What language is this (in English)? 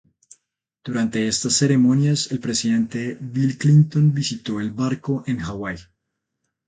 Spanish